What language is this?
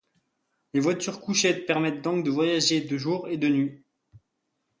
French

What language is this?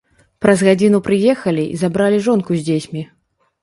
Belarusian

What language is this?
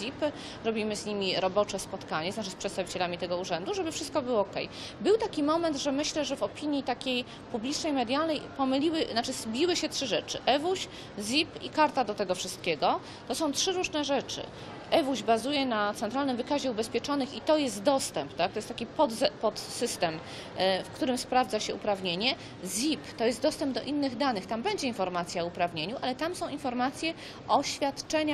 Polish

